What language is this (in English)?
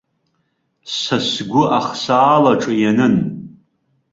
Abkhazian